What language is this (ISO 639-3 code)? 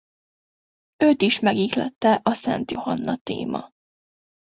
hun